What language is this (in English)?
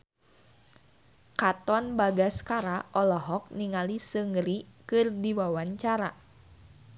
Sundanese